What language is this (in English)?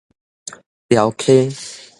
Min Nan Chinese